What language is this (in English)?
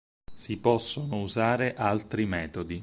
Italian